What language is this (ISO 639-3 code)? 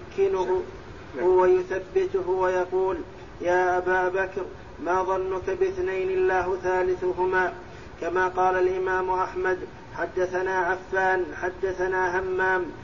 ara